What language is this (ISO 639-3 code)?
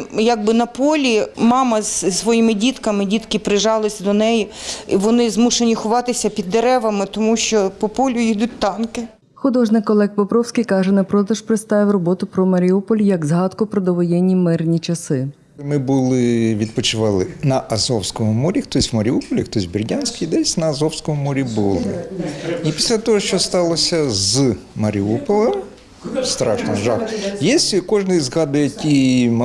ukr